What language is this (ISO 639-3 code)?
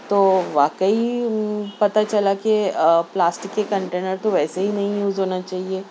urd